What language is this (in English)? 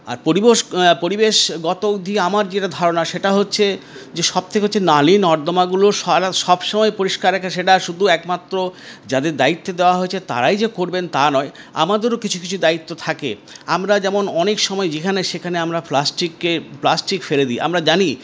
Bangla